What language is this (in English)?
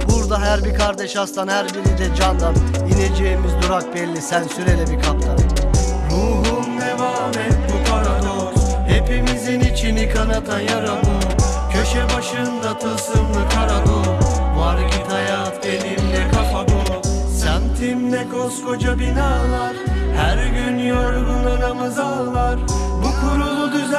Turkish